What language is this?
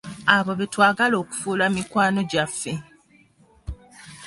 Ganda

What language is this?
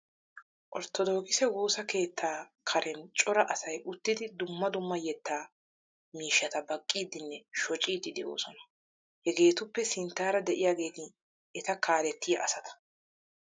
Wolaytta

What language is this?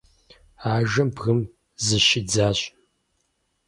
Kabardian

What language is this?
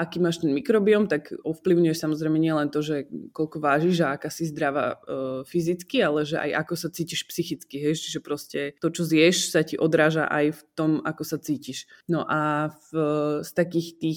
Slovak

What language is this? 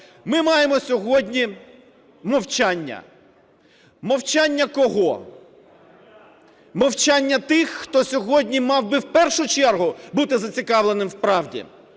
Ukrainian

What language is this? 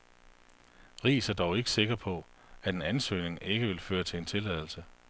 Danish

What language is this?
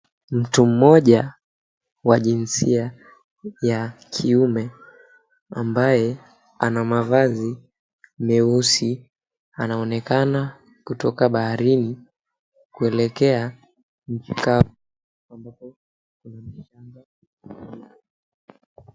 Swahili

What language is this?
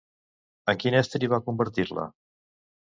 Catalan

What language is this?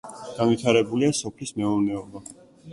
Georgian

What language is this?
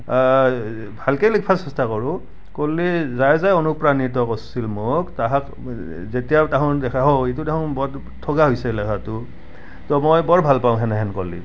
Assamese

